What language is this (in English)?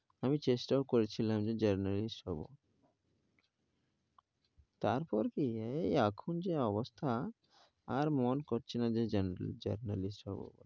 Bangla